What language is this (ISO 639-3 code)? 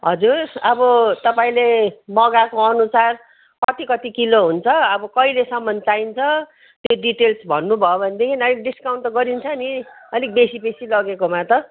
nep